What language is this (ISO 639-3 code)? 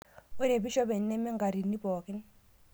mas